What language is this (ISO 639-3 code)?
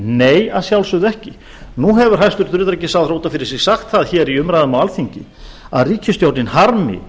isl